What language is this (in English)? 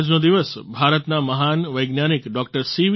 Gujarati